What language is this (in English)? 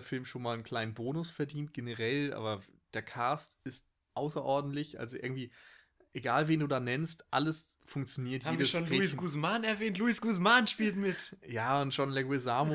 German